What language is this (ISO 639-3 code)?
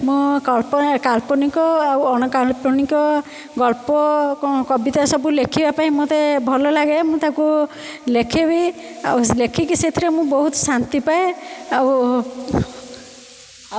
ori